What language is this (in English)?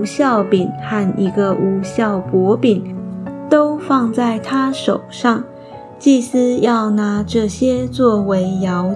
Chinese